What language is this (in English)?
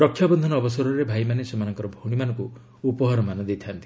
Odia